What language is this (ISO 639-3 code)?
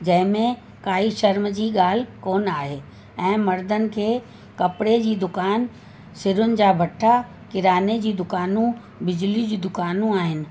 snd